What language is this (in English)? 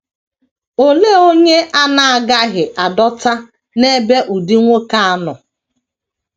Igbo